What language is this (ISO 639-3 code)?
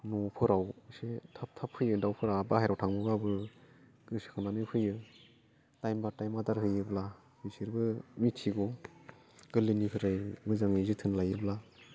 brx